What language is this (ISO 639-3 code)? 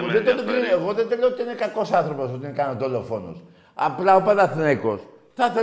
ell